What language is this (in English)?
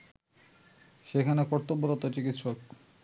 Bangla